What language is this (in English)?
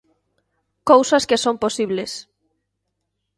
Galician